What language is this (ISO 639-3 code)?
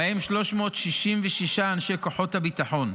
heb